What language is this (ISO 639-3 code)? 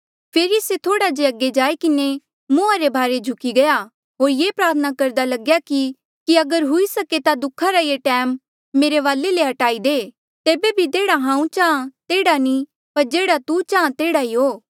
mjl